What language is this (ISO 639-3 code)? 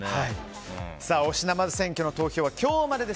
jpn